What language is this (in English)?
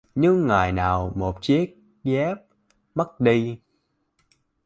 Vietnamese